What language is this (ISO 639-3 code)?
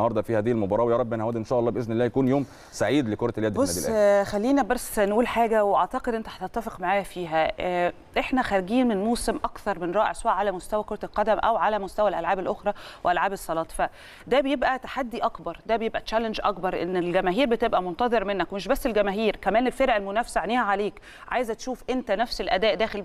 ara